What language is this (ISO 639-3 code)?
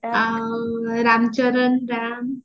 ori